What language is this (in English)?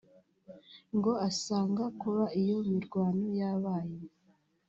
Kinyarwanda